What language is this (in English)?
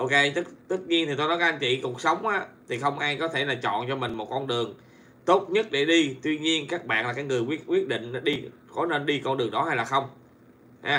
Vietnamese